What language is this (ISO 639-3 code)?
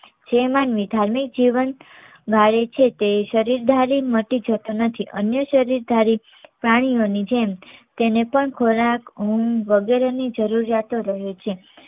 guj